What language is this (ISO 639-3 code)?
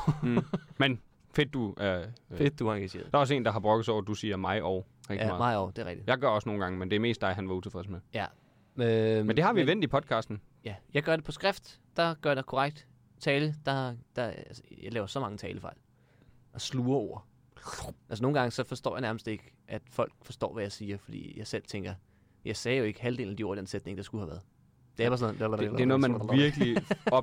dan